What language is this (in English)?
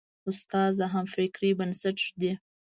Pashto